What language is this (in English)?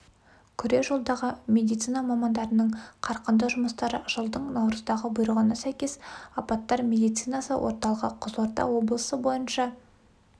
Kazakh